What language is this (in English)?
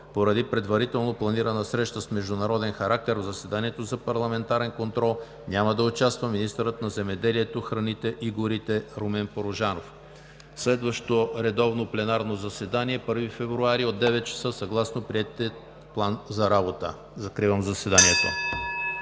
Bulgarian